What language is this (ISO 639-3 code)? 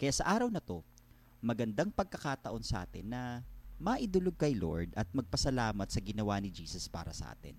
fil